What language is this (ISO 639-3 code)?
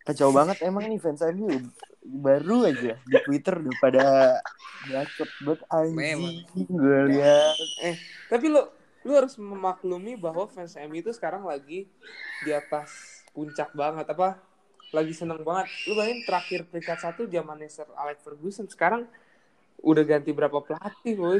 ind